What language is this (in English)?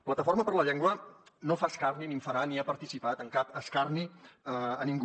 Catalan